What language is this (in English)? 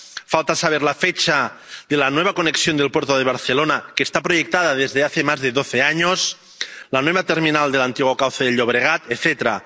Spanish